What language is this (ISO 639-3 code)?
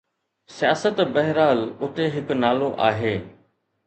snd